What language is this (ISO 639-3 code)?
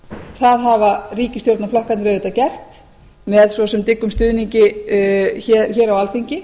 isl